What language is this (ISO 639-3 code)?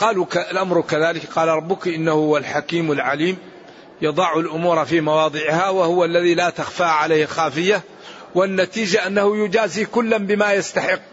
ara